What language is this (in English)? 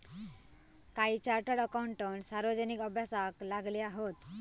Marathi